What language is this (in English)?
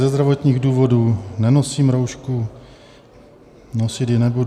Czech